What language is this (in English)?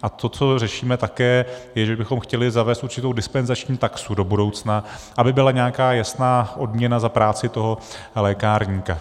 Czech